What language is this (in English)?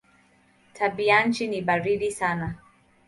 Swahili